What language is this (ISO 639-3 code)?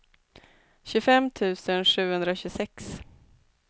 swe